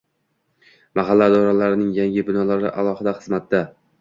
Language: Uzbek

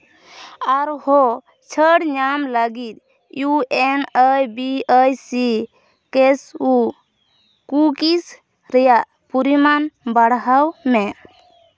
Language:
Santali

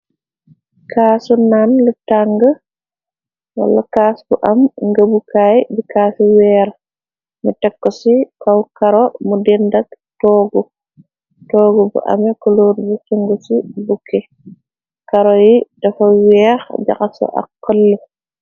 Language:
Wolof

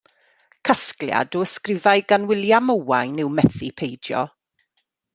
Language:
Welsh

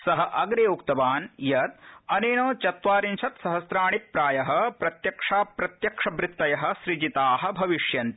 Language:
Sanskrit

